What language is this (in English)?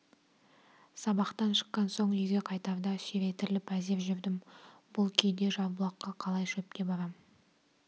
Kazakh